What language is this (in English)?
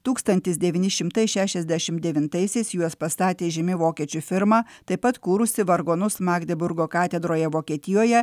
Lithuanian